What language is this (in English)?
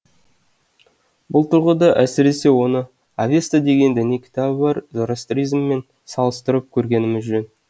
Kazakh